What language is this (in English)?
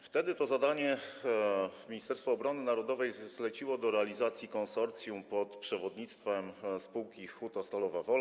Polish